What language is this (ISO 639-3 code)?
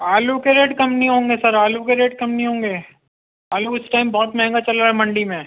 urd